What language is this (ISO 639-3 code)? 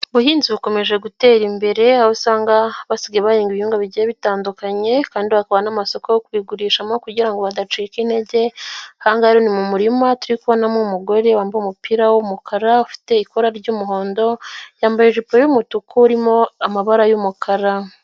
kin